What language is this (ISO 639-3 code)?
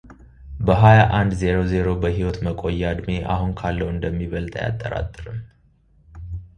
amh